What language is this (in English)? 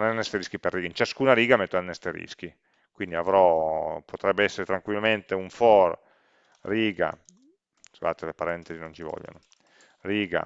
Italian